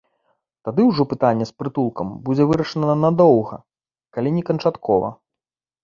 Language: Belarusian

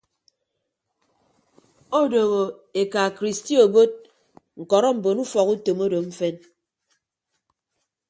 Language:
Ibibio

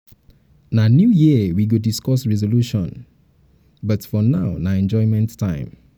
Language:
Nigerian Pidgin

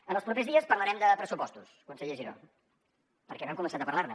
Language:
Catalan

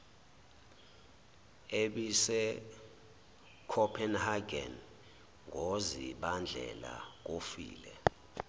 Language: Zulu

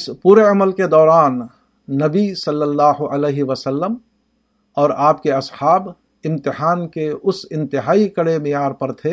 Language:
Urdu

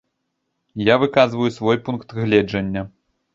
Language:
Belarusian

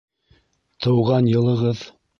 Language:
Bashkir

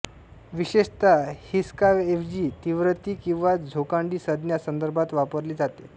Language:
Marathi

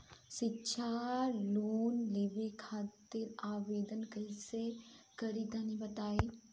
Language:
Bhojpuri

